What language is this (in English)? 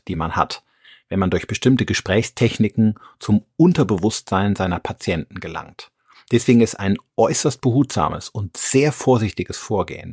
German